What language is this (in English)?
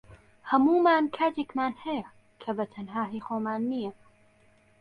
Central Kurdish